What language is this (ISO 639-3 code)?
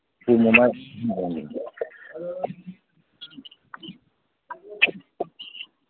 mni